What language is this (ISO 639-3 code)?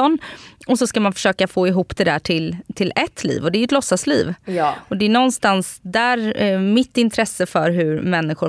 swe